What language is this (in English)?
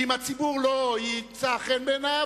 Hebrew